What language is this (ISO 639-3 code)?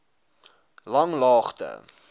afr